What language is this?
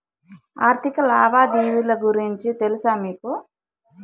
Telugu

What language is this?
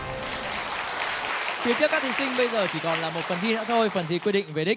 Vietnamese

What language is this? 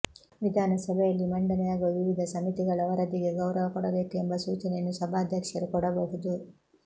Kannada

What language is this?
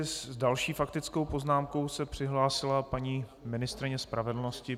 Czech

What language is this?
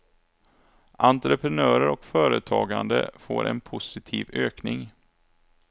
Swedish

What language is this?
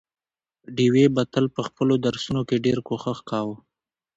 Pashto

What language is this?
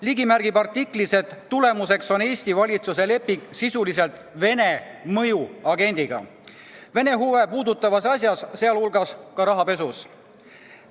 Estonian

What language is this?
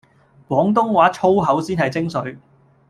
Cantonese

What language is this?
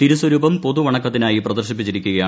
Malayalam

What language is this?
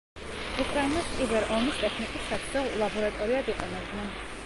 Georgian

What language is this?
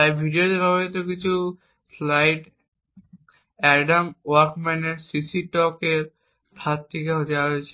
Bangla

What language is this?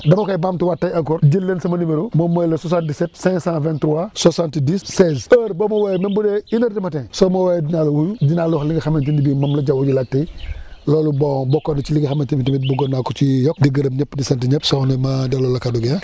Wolof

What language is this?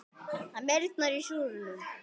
Icelandic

